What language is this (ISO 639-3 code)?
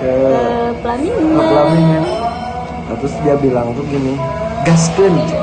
ind